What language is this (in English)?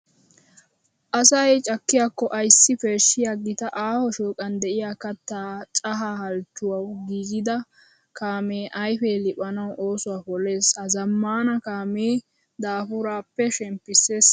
Wolaytta